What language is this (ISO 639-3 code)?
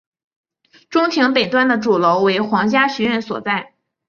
zho